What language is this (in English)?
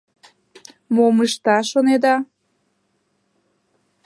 Mari